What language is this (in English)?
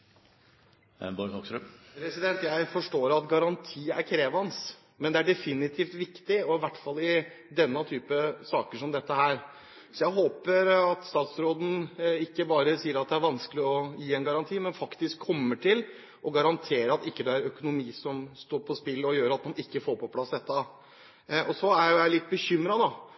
Norwegian